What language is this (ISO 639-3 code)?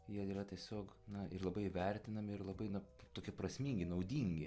lit